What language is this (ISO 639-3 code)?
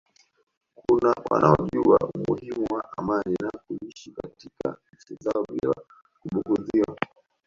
swa